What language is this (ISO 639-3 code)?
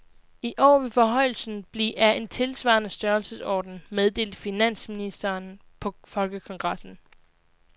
dan